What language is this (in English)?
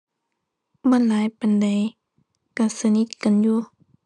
Thai